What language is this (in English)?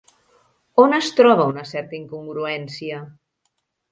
Catalan